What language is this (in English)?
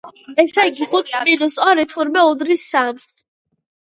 Georgian